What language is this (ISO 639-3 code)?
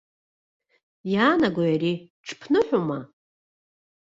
abk